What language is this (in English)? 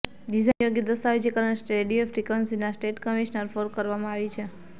Gujarati